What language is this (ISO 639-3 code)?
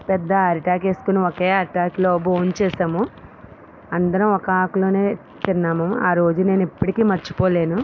tel